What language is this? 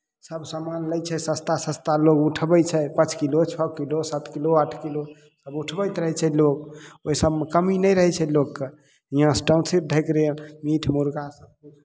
Maithili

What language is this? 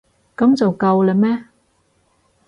Cantonese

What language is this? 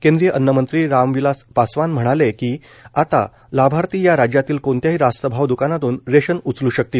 Marathi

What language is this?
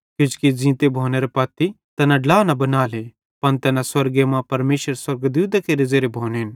Bhadrawahi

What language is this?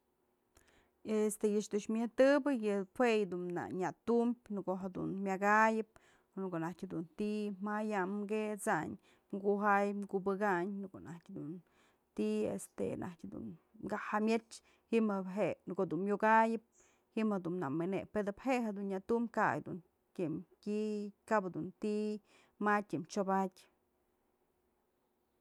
Mazatlán Mixe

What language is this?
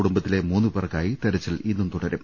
Malayalam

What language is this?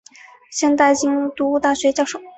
Chinese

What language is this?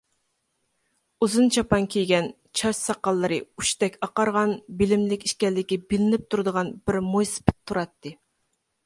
Uyghur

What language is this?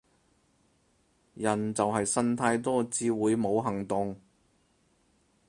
Cantonese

